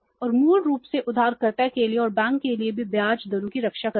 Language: Hindi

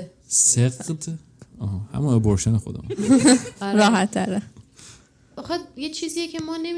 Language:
Persian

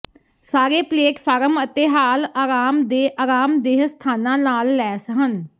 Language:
Punjabi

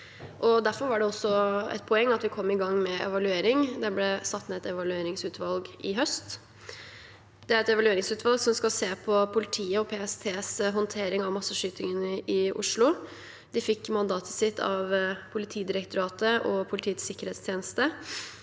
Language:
Norwegian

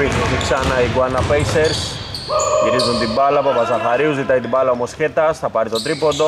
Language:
Greek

